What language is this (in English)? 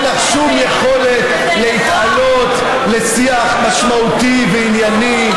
Hebrew